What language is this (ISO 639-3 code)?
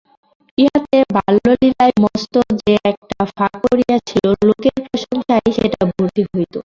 ben